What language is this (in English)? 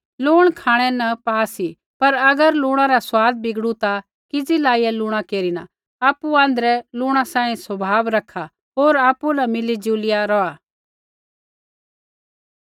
Kullu Pahari